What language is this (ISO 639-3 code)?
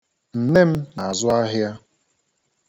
ibo